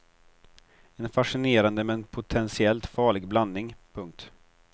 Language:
Swedish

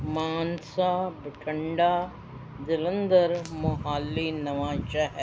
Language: Punjabi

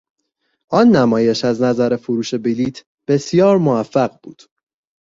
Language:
Persian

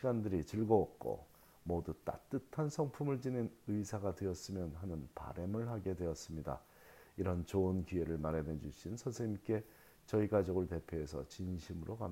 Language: Korean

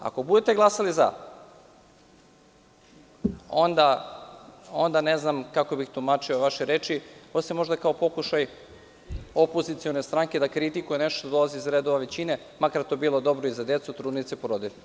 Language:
Serbian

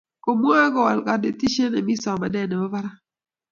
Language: Kalenjin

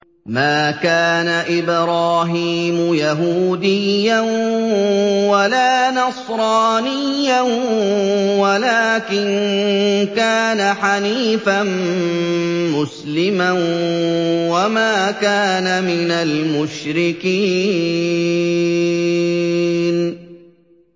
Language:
Arabic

